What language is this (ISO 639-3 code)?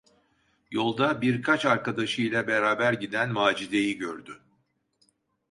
tur